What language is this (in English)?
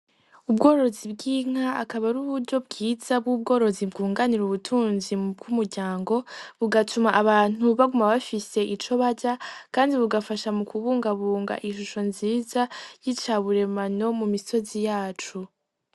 Rundi